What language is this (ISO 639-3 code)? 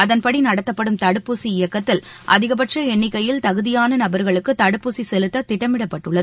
tam